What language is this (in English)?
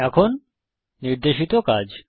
Bangla